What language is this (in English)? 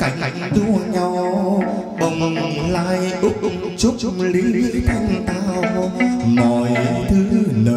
Vietnamese